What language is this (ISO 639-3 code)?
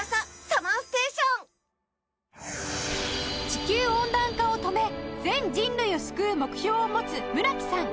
jpn